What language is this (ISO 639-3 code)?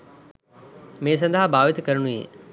sin